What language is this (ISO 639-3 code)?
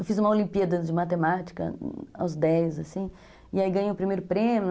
por